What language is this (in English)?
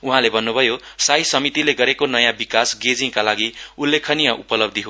Nepali